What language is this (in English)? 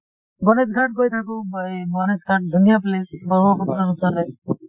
Assamese